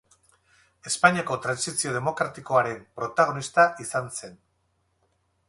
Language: Basque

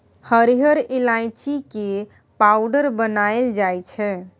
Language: Maithili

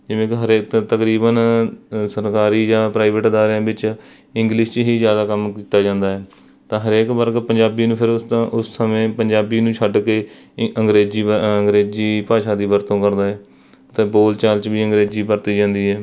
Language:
Punjabi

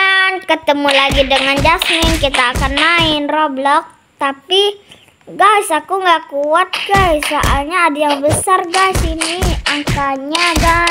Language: Indonesian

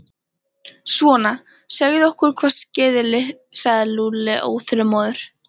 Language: Icelandic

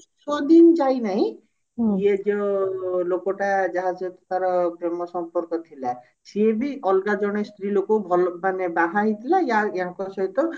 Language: Odia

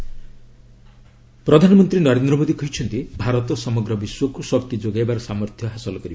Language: Odia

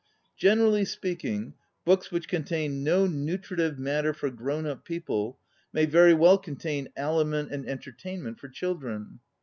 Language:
English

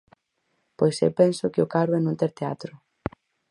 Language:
Galician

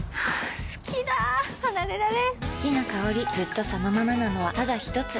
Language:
Japanese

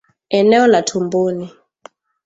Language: Swahili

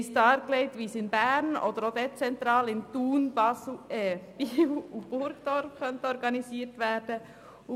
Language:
Swiss German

